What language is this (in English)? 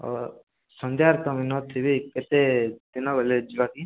Odia